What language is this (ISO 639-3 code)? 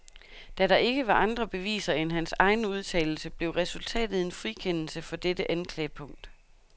dan